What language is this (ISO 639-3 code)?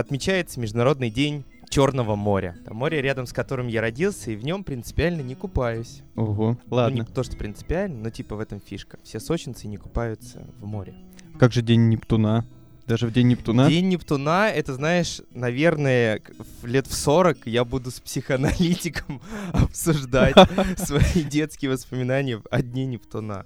rus